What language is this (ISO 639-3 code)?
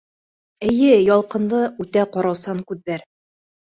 bak